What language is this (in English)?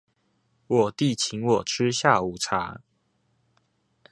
Chinese